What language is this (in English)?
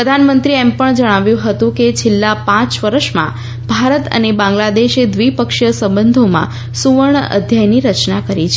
Gujarati